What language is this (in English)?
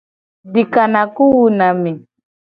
Gen